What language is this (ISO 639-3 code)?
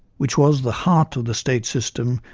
eng